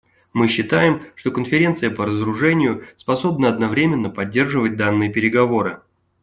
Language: Russian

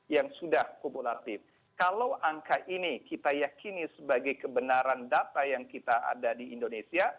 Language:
Indonesian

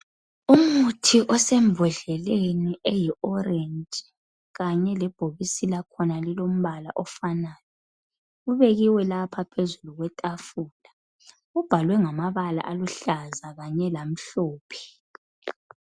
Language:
North Ndebele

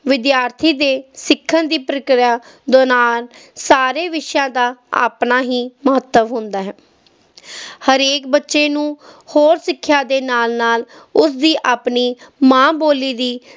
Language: Punjabi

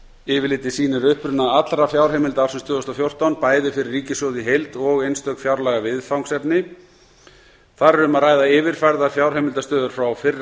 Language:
Icelandic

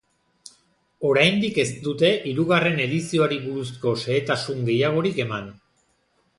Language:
Basque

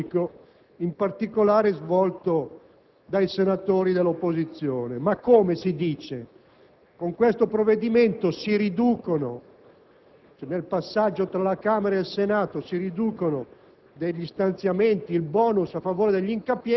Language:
Italian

